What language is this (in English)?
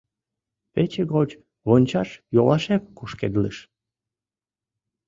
Mari